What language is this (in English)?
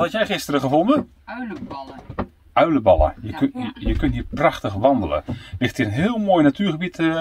Dutch